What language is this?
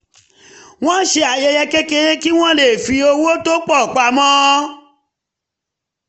Yoruba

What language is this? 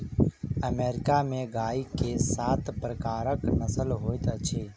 Maithili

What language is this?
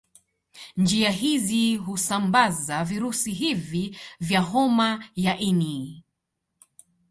Swahili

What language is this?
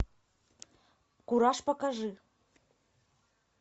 Russian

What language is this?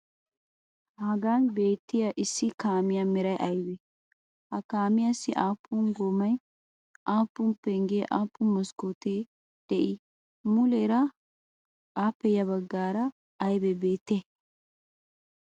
Wolaytta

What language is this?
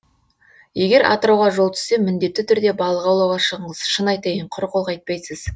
Kazakh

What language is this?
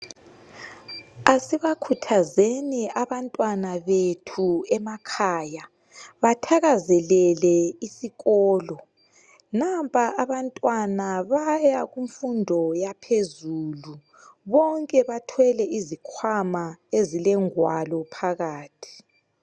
North Ndebele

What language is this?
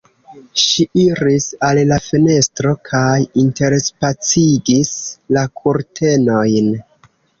Esperanto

